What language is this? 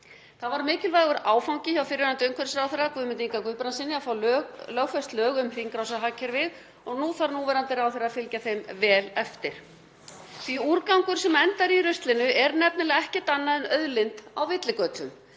Icelandic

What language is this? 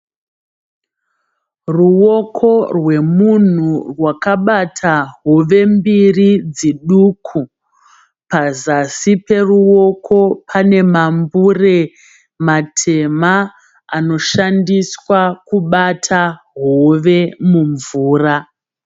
Shona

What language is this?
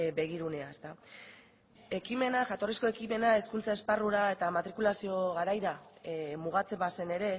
Basque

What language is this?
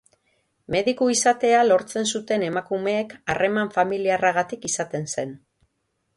Basque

